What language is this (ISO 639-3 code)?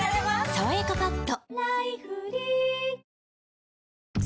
jpn